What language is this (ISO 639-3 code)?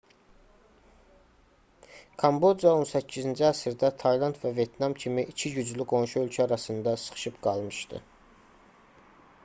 aze